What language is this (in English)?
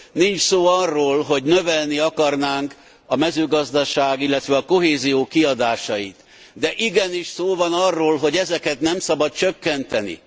Hungarian